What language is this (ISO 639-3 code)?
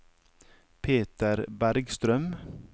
nor